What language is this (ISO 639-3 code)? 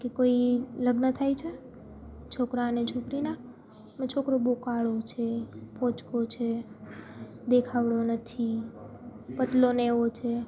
guj